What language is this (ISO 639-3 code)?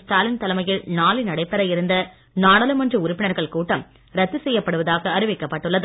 tam